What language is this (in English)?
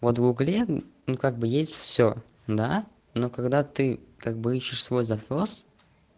Russian